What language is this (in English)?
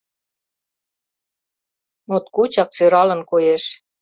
Mari